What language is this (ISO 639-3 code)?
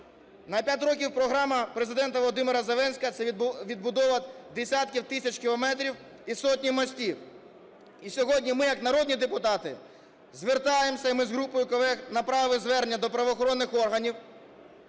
ukr